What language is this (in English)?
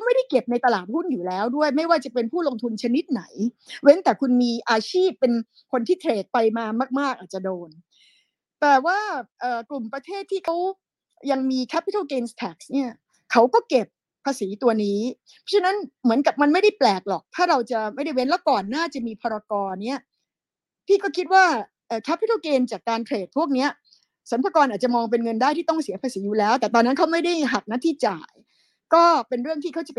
Thai